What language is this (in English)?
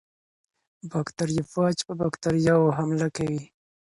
Pashto